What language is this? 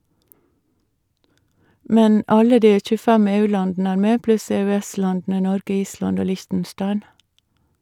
Norwegian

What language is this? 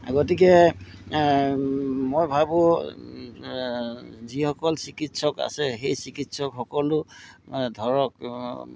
Assamese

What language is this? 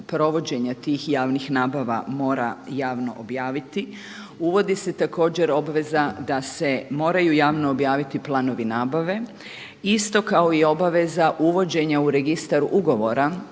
Croatian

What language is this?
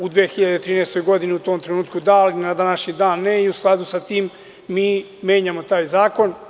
Serbian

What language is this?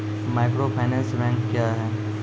Maithili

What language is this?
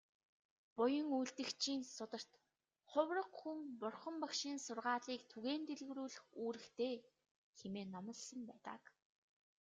Mongolian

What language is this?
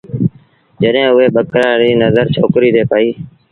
Sindhi Bhil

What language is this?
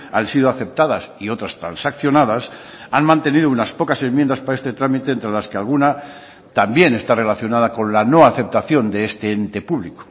Spanish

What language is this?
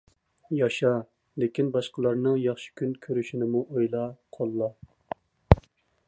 Uyghur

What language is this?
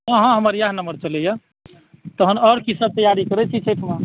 Maithili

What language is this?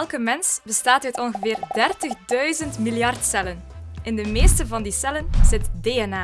Dutch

